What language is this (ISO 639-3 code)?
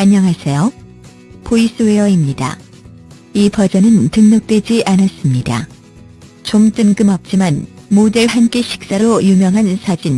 kor